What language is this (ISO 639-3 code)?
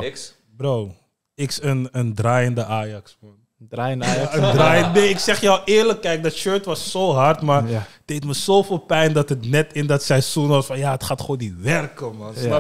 nld